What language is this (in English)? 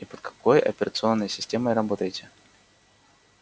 Russian